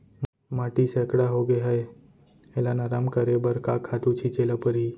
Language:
Chhattisgarhi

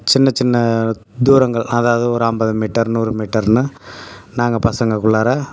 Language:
Tamil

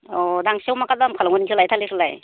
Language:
Bodo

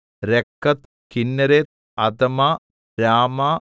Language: Malayalam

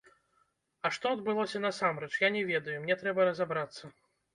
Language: Belarusian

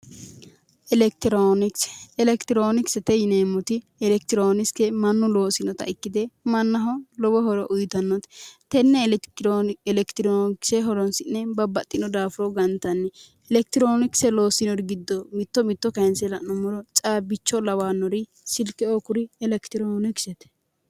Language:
Sidamo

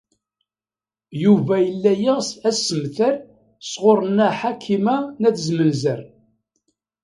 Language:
Kabyle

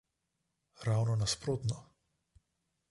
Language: Slovenian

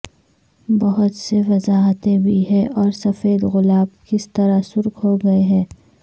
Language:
Urdu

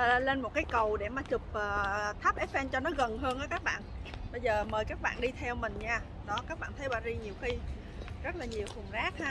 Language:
Vietnamese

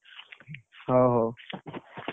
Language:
Odia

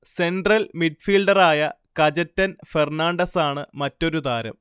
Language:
Malayalam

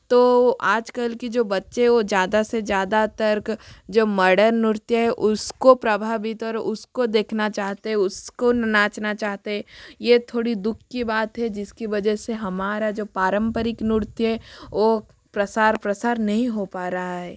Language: Hindi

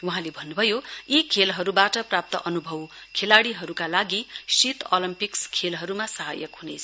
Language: Nepali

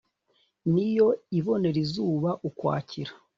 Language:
Kinyarwanda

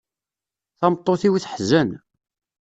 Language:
Kabyle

